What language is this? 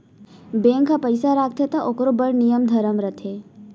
Chhattisgarhi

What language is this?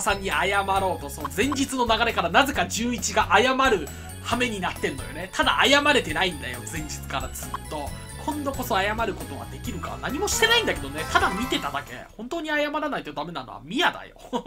Japanese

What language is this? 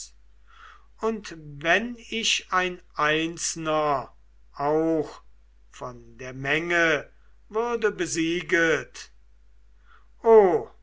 German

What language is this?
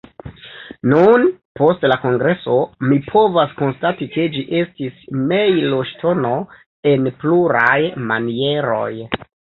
Esperanto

